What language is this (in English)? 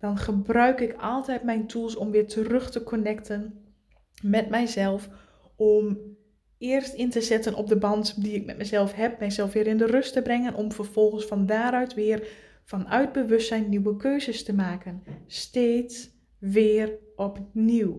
Dutch